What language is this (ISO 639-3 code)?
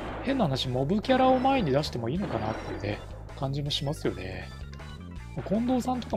jpn